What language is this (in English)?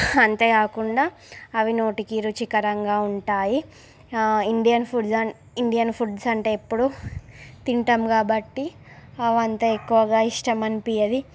Telugu